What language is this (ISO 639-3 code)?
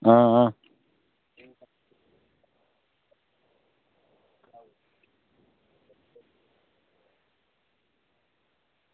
doi